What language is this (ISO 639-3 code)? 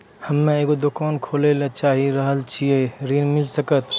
mai